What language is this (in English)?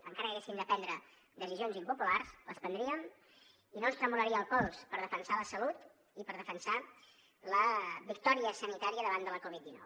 Catalan